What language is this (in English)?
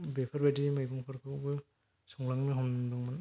Bodo